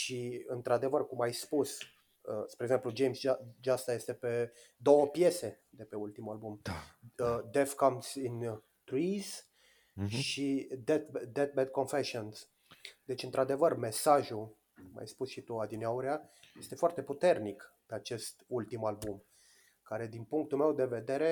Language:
Romanian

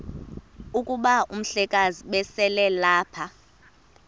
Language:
Xhosa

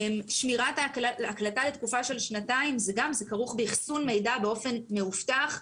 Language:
Hebrew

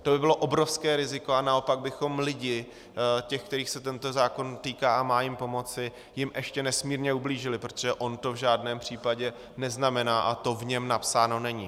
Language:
Czech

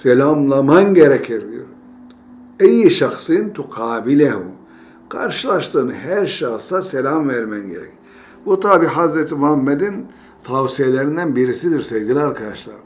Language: Turkish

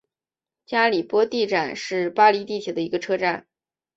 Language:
Chinese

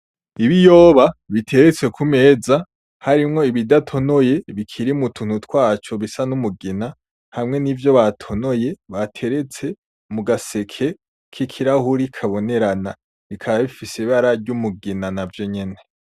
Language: Rundi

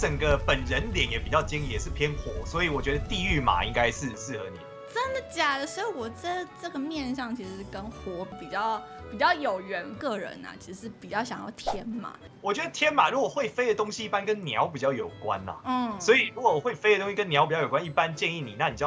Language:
Chinese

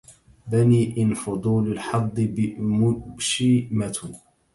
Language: Arabic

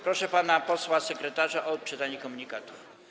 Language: Polish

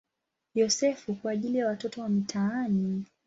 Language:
Swahili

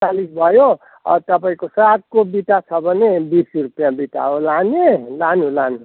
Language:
Nepali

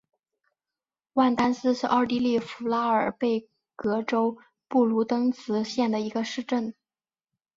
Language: Chinese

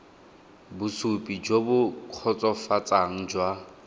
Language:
Tswana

